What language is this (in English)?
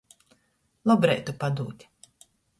Latgalian